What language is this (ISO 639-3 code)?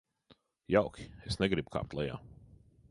lav